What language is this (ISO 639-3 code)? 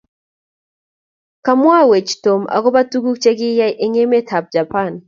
kln